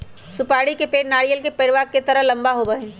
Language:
Magahi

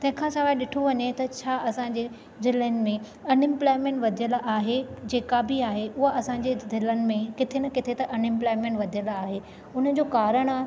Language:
Sindhi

